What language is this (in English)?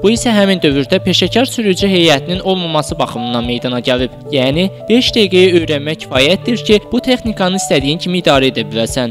Turkish